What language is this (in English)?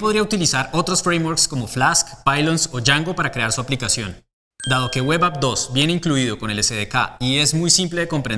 Spanish